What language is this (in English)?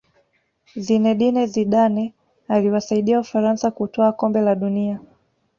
Swahili